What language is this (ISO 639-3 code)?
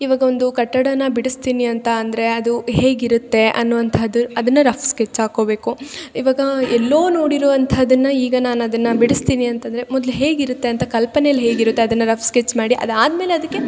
kan